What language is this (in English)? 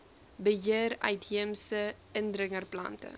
Afrikaans